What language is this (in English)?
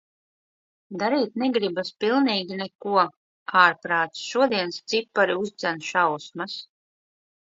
Latvian